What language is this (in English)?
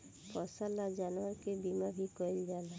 Bhojpuri